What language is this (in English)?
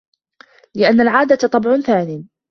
Arabic